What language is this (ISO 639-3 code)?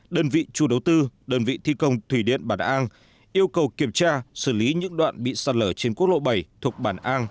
vie